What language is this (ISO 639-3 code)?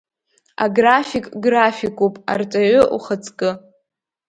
abk